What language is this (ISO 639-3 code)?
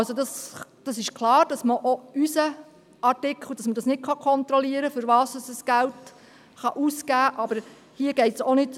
gsw